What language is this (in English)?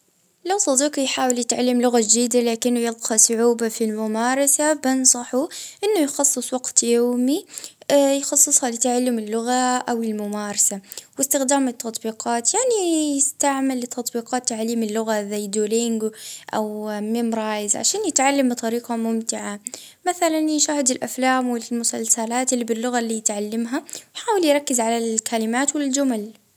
Libyan Arabic